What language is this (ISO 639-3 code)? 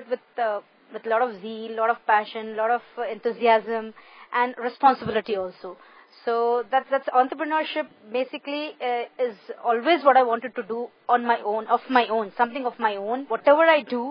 eng